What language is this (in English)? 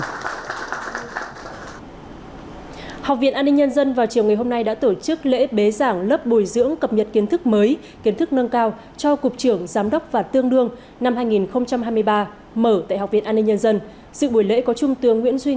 Vietnamese